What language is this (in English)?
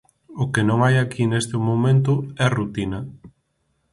Galician